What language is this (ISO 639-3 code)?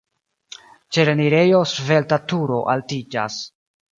epo